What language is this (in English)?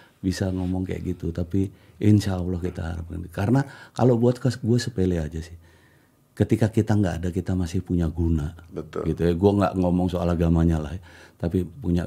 Indonesian